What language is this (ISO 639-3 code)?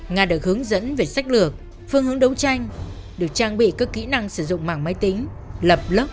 vie